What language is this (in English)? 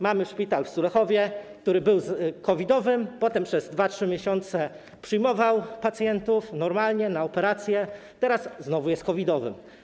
Polish